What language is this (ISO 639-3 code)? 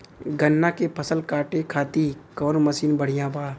bho